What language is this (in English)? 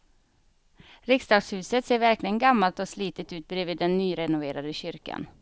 Swedish